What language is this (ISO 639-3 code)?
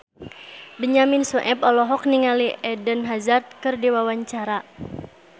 sun